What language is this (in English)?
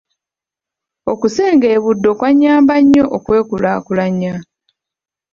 Ganda